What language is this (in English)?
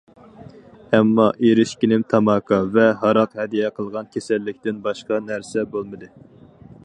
Uyghur